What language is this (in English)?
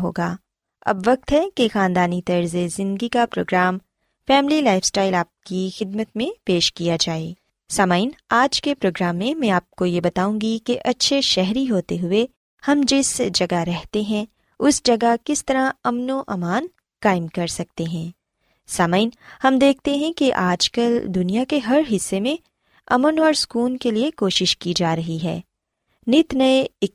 Urdu